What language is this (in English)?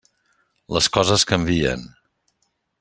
Catalan